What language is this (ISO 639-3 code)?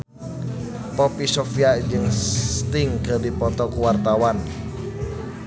sun